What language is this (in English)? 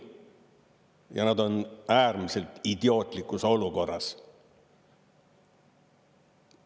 Estonian